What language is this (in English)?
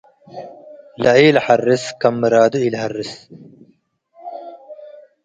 Tigre